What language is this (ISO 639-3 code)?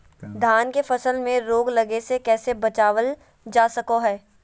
mag